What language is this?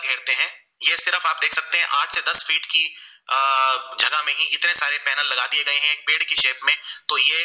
Gujarati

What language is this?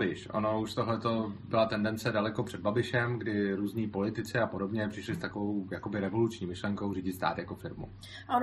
Czech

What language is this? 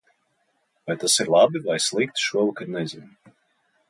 Latvian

